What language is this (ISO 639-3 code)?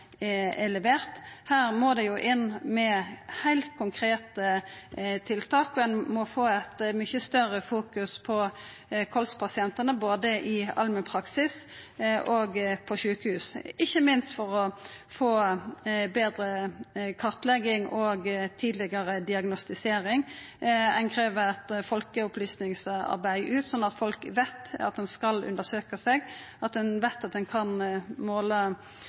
nno